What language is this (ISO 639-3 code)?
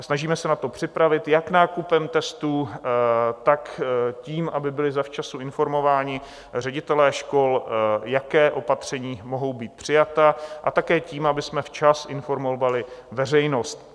ces